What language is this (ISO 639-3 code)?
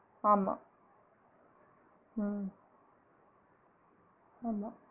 tam